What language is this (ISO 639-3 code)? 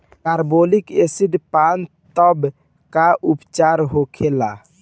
bho